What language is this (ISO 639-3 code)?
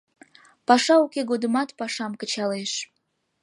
chm